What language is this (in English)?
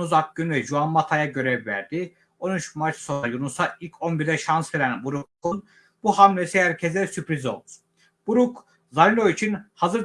Turkish